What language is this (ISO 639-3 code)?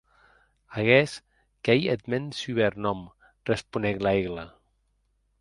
oci